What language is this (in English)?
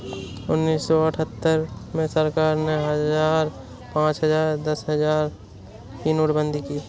Hindi